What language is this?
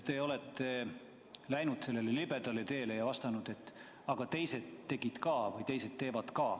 Estonian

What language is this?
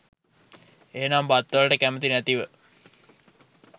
Sinhala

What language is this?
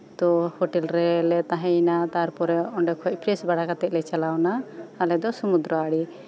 Santali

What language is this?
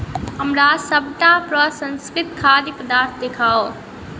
Maithili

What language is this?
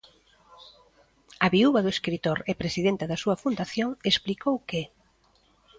Galician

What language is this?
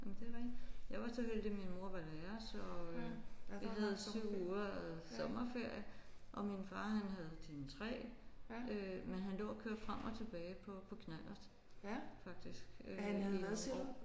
Danish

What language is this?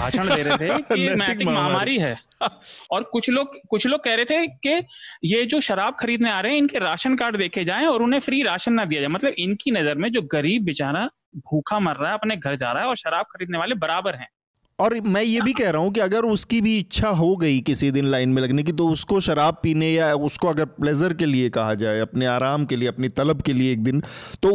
Hindi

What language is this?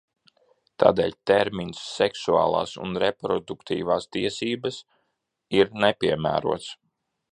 Latvian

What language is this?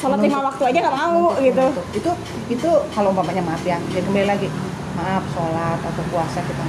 Indonesian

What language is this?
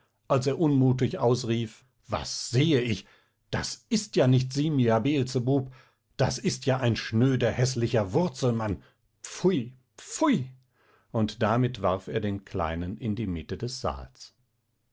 German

